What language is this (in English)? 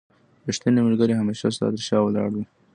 Pashto